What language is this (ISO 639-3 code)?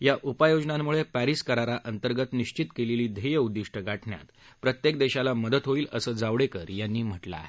mar